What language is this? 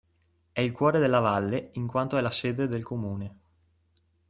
Italian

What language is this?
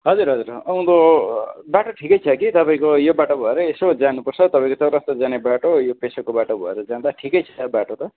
Nepali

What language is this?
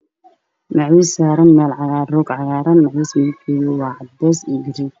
Somali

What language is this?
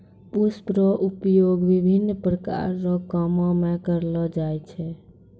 Maithili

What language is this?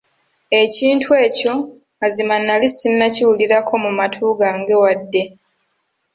Ganda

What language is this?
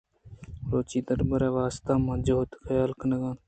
Eastern Balochi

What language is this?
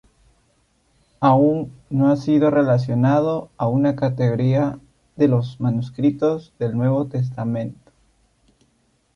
Spanish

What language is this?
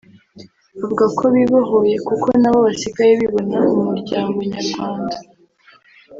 Kinyarwanda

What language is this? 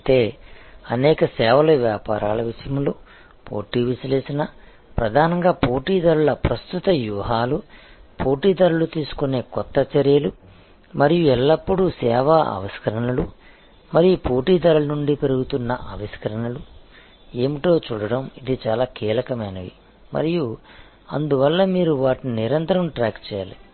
Telugu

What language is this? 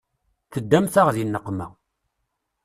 Kabyle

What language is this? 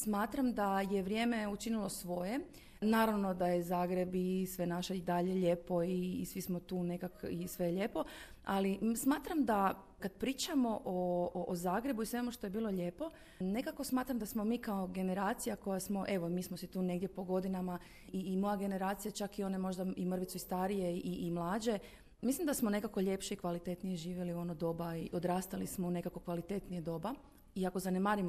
Croatian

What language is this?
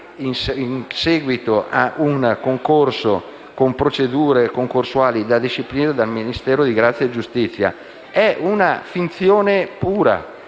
Italian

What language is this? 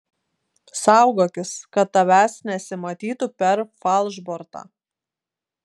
Lithuanian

